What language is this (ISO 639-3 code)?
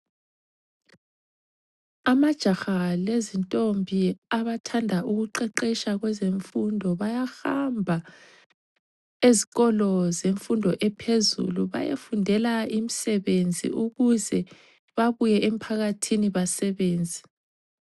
nde